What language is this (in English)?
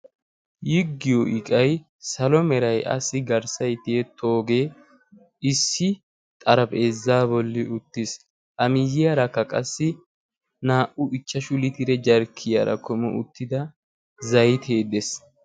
Wolaytta